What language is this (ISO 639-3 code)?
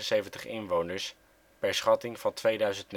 nld